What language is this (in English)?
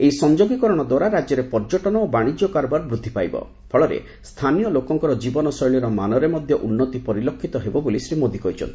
Odia